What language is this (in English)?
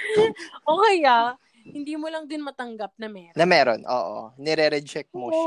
Filipino